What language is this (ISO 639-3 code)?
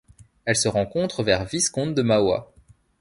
fra